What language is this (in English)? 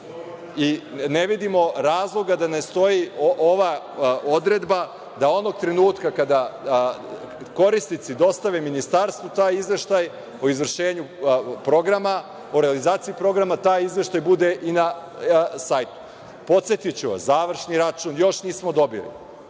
Serbian